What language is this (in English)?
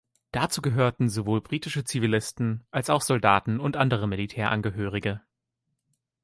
German